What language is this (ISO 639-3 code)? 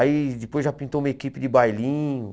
por